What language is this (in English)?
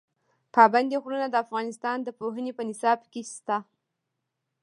Pashto